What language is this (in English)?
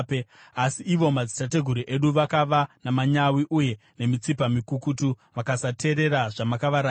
Shona